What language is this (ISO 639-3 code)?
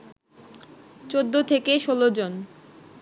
ben